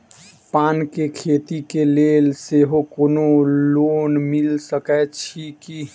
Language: Maithili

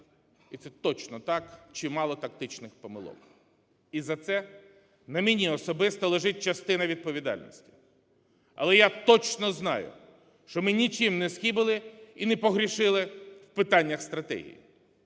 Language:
Ukrainian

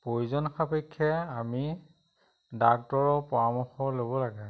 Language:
Assamese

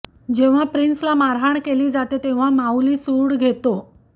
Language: Marathi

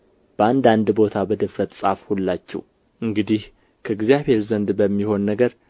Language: Amharic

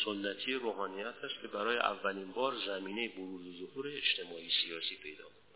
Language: Persian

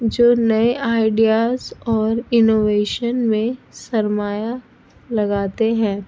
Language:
Urdu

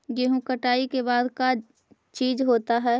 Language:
Magahi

